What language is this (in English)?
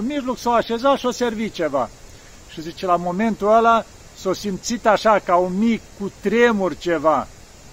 Romanian